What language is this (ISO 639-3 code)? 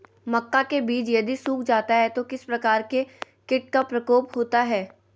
mag